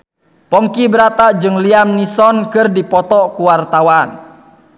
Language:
Sundanese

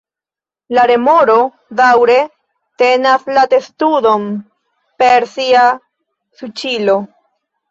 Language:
Esperanto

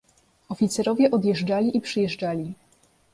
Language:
Polish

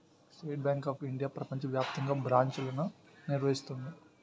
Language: Telugu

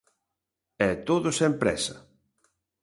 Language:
Galician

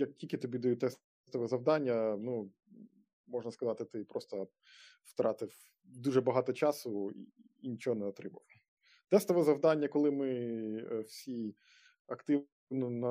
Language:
Ukrainian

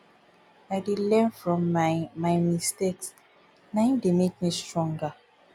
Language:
Nigerian Pidgin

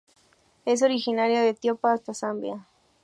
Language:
Spanish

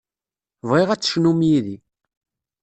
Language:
Kabyle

